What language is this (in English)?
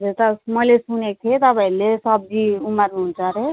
Nepali